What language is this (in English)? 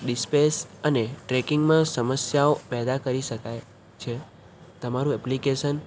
Gujarati